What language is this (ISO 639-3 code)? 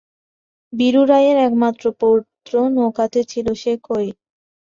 ben